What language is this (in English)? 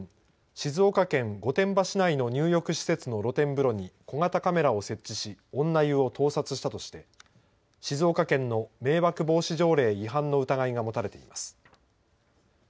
Japanese